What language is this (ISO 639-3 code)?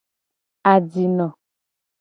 gej